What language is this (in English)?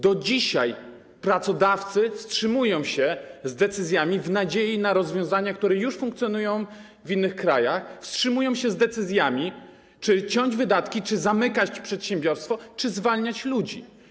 Polish